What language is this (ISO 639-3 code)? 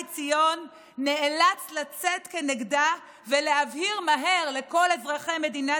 heb